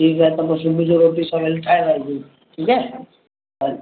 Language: Sindhi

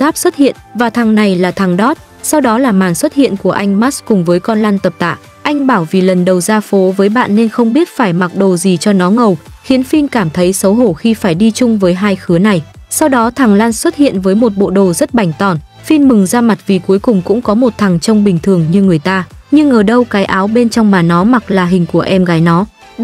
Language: Vietnamese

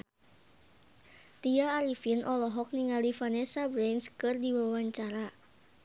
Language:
Sundanese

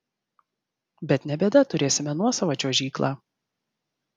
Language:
Lithuanian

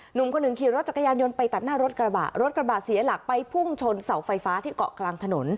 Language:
Thai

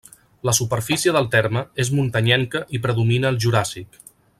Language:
Catalan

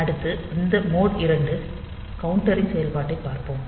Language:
Tamil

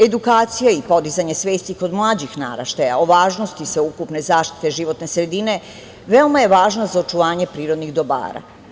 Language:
Serbian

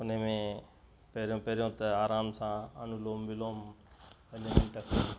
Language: Sindhi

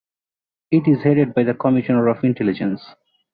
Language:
English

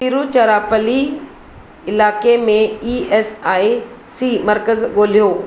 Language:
Sindhi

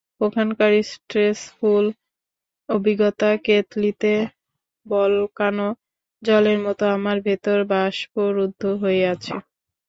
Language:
Bangla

